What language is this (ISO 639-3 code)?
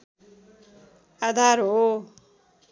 nep